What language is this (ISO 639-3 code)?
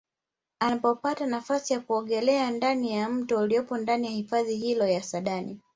swa